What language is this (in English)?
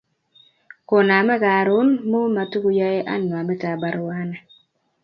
Kalenjin